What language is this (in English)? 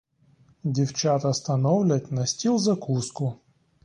Ukrainian